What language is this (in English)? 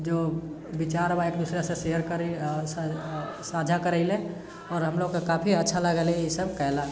Maithili